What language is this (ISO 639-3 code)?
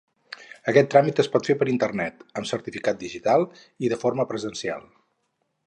cat